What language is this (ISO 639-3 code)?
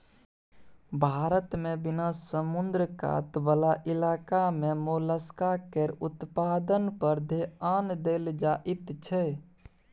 mai